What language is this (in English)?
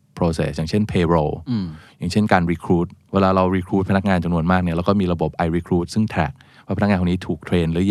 Thai